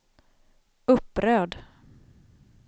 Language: Swedish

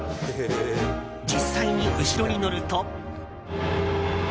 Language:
Japanese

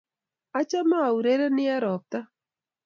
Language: Kalenjin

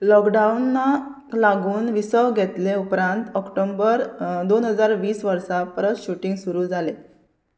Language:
Konkani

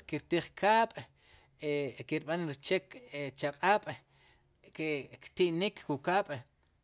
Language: Sipacapense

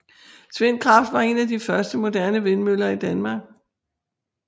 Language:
Danish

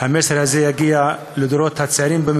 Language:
Hebrew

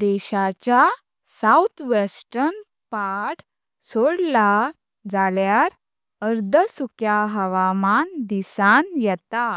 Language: Konkani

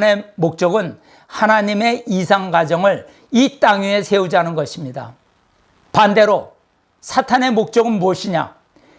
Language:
Korean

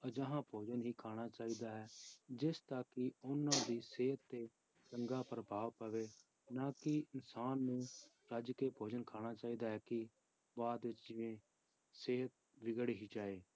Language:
Punjabi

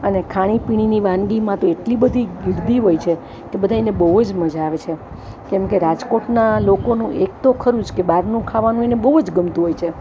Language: Gujarati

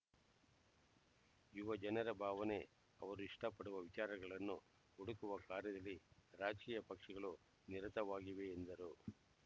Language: Kannada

